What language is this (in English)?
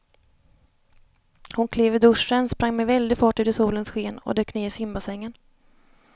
Swedish